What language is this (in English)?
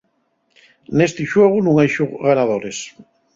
Asturian